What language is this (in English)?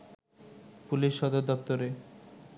Bangla